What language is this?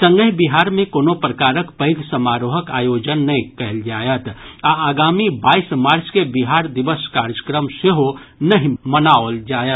Maithili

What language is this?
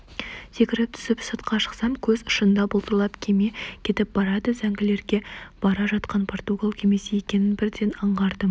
Kazakh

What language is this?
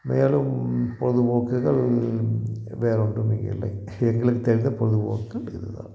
Tamil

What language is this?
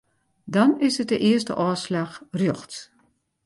Western Frisian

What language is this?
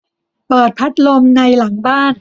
Thai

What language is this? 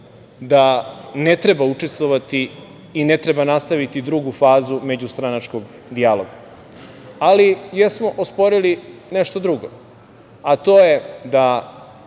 Serbian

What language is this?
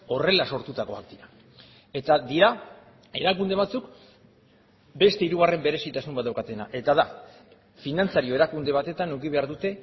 Basque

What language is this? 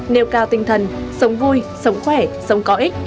Vietnamese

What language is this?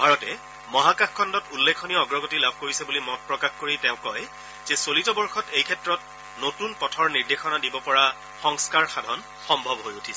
Assamese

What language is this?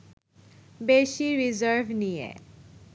Bangla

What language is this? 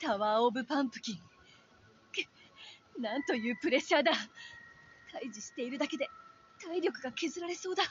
Japanese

